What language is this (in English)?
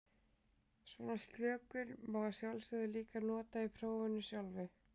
Icelandic